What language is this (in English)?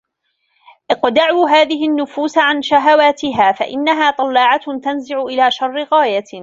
Arabic